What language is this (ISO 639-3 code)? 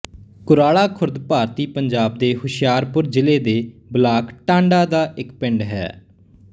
pan